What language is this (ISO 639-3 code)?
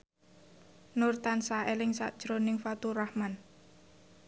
jav